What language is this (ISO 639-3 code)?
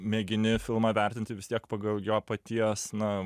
lit